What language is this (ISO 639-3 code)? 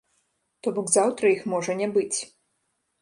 bel